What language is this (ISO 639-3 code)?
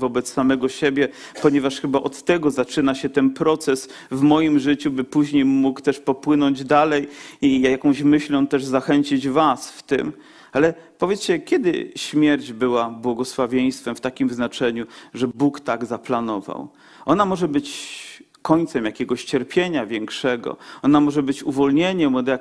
pol